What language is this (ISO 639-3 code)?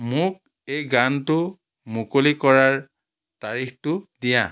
asm